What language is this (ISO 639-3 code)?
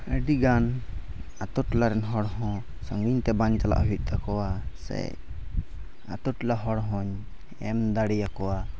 sat